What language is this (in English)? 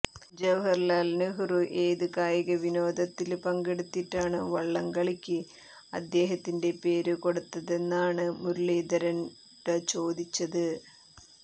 Malayalam